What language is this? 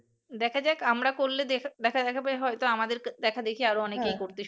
Bangla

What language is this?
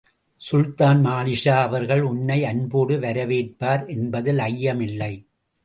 Tamil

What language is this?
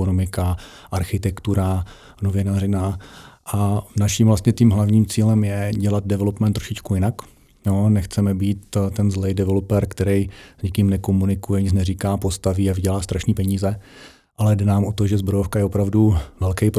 Czech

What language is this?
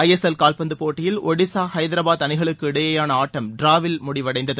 Tamil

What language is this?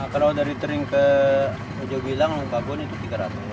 Indonesian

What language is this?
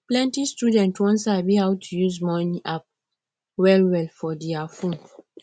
Nigerian Pidgin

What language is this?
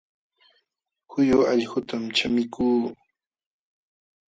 Jauja Wanca Quechua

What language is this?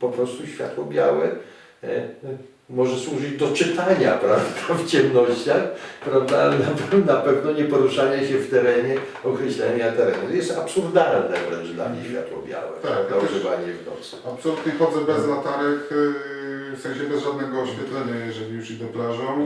Polish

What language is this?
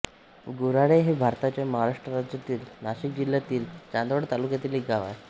Marathi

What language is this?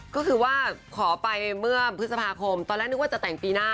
Thai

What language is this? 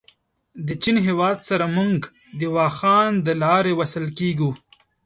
Pashto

